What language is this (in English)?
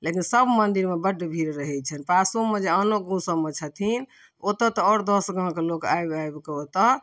Maithili